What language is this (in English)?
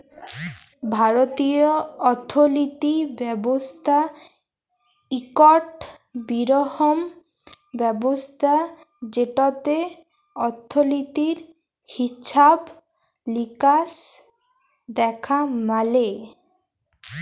Bangla